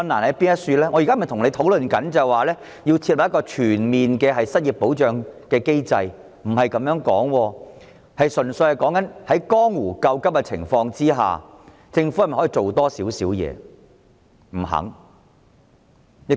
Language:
Cantonese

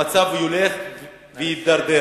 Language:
Hebrew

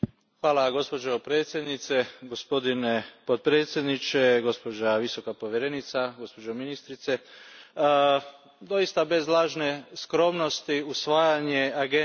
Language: Croatian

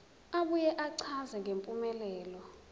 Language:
Zulu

